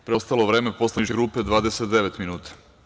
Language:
Serbian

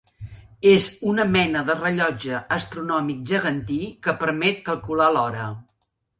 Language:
Catalan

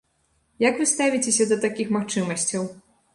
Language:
Belarusian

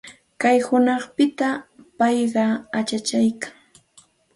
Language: Santa Ana de Tusi Pasco Quechua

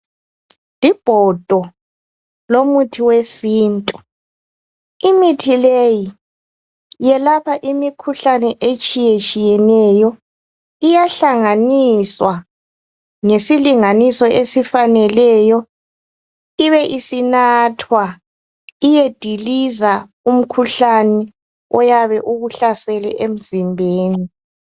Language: North Ndebele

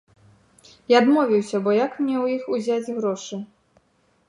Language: Belarusian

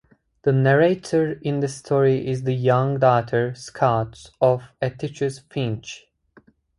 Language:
English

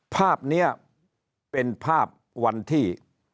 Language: Thai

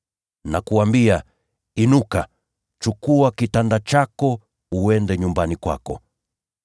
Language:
Swahili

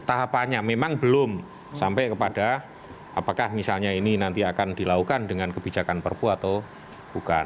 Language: Indonesian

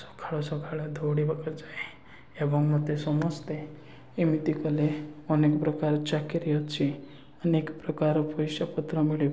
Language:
Odia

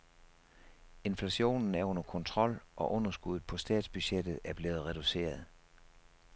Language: Danish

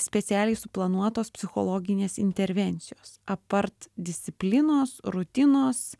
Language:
Lithuanian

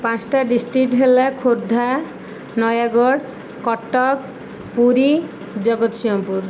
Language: Odia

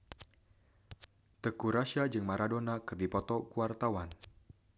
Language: Sundanese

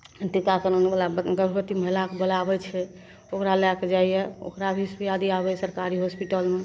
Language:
Maithili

